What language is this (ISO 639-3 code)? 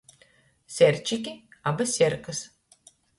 ltg